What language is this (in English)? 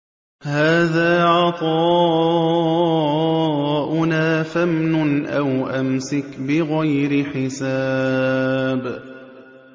Arabic